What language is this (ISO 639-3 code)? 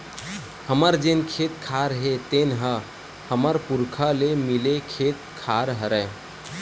hne